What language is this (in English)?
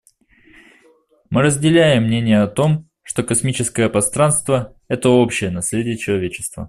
Russian